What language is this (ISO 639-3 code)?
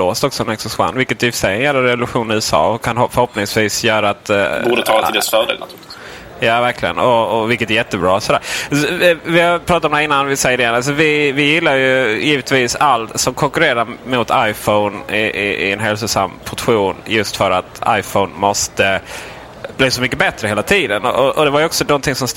swe